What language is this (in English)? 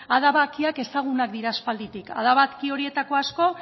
Basque